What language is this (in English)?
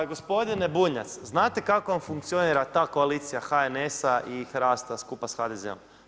Croatian